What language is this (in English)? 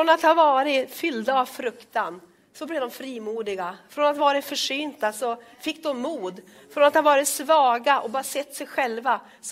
Swedish